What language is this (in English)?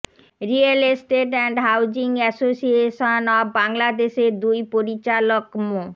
Bangla